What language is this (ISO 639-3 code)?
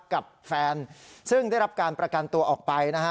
tha